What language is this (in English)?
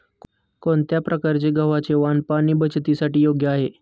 Marathi